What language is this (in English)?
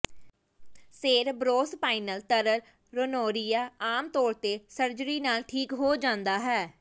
Punjabi